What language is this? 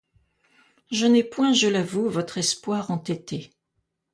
French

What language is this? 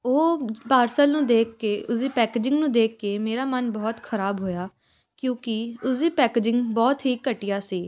Punjabi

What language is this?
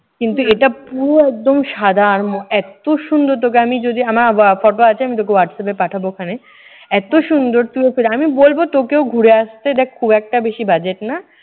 Bangla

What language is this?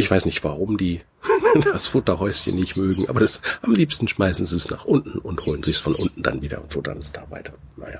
German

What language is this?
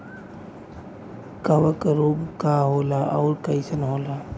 Bhojpuri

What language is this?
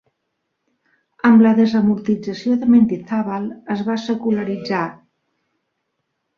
Catalan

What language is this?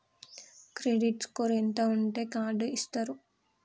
Telugu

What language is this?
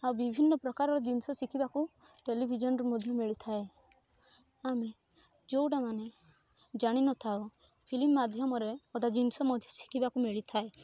Odia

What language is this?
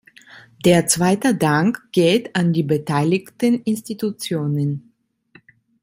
German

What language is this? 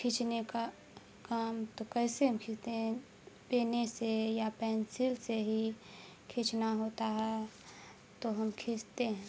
Urdu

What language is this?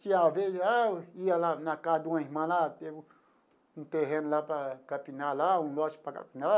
Portuguese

